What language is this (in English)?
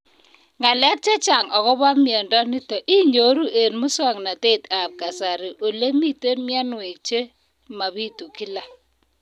Kalenjin